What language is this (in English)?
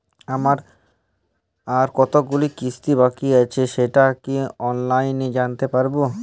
Bangla